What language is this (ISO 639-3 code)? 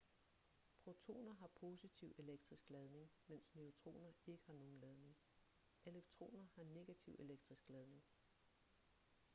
dan